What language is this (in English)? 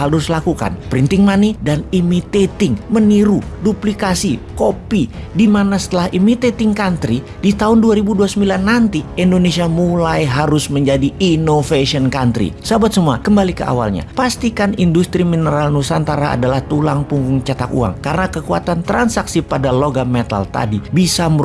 Indonesian